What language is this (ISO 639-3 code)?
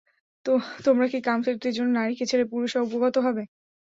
ben